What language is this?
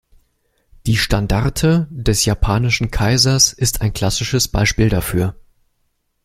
German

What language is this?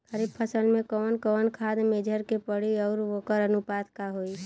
Bhojpuri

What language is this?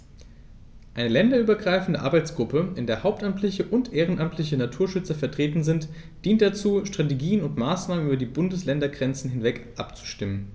German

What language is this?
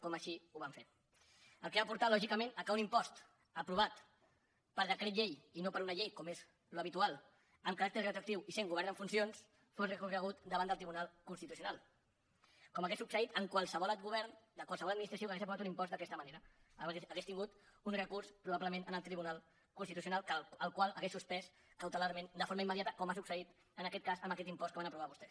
Catalan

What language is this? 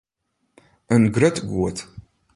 Western Frisian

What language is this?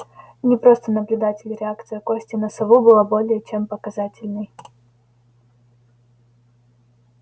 Russian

